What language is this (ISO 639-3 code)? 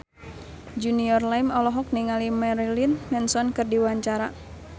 sun